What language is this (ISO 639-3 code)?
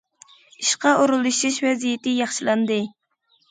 uig